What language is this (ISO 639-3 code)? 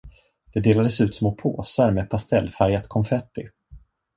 swe